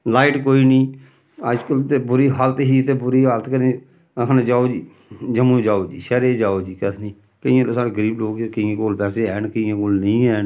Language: Dogri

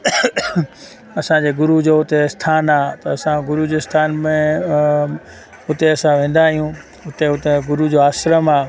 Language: Sindhi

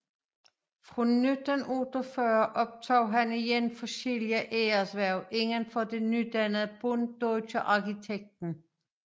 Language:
Danish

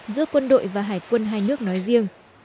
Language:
Vietnamese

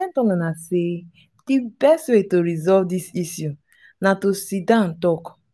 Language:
Nigerian Pidgin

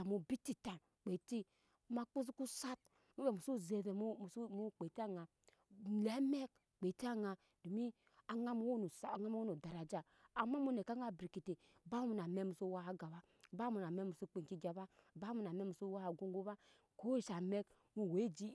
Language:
Nyankpa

